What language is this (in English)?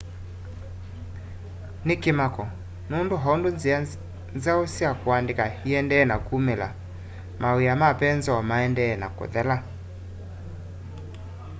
Kamba